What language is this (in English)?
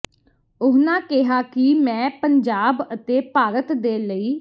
Punjabi